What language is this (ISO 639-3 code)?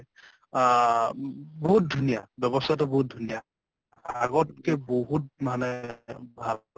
asm